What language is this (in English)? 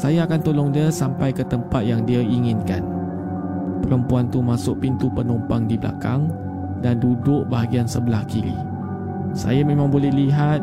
Malay